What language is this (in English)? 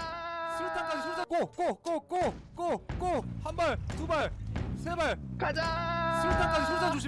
Korean